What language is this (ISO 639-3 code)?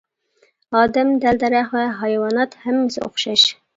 uig